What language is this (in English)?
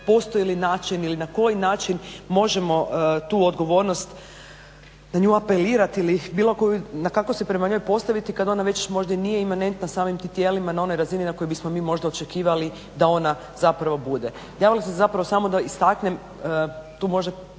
Croatian